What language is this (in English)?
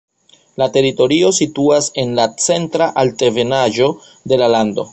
Esperanto